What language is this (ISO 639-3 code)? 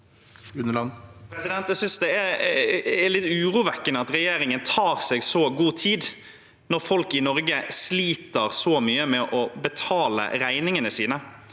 nor